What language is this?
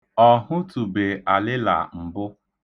Igbo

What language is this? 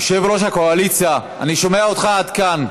Hebrew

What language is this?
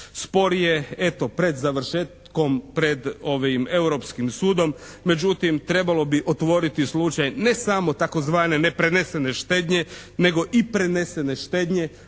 Croatian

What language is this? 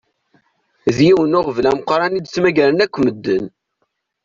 Kabyle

